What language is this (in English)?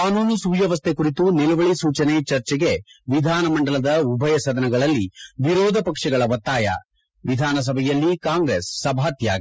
Kannada